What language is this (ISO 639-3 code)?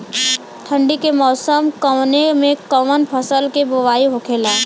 bho